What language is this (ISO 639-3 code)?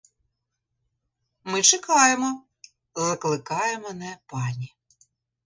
ukr